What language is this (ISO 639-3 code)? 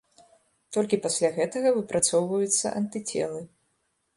bel